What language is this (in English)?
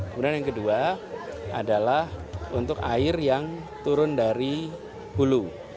Indonesian